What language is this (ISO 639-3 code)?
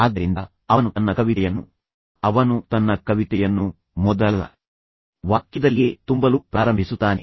kan